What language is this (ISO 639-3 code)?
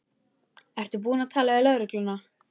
isl